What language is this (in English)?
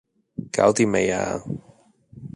Cantonese